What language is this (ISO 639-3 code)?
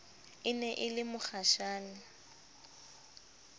sot